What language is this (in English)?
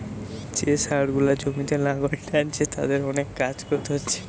Bangla